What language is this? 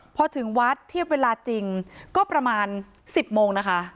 Thai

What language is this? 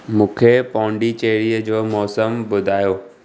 Sindhi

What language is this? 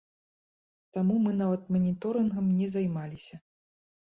Belarusian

